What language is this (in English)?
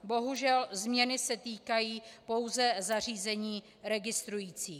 Czech